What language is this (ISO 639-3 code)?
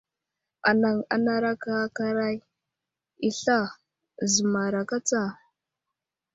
udl